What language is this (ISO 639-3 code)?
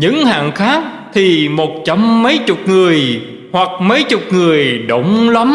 vie